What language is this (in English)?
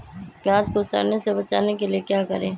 Magahi